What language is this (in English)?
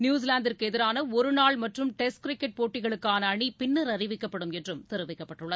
Tamil